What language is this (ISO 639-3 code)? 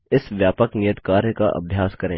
hin